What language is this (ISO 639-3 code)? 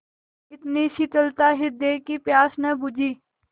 hin